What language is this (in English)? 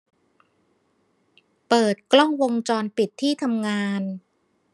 Thai